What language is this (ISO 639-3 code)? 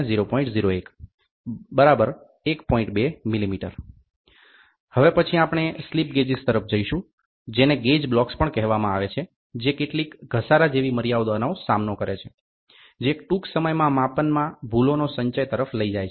guj